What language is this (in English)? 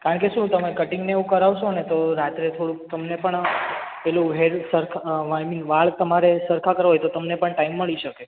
Gujarati